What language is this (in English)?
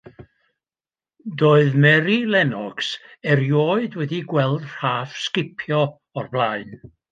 Welsh